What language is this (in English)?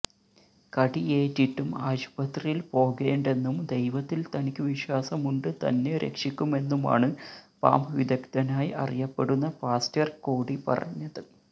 Malayalam